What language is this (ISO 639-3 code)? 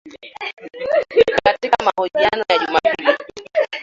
swa